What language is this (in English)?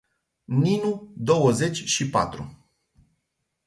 Romanian